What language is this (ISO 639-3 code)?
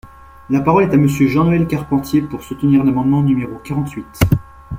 fra